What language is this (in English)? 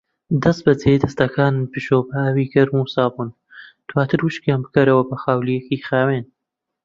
Central Kurdish